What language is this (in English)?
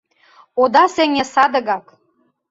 Mari